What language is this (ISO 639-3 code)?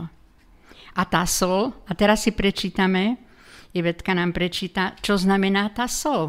slk